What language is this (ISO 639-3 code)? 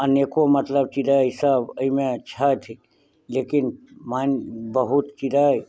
mai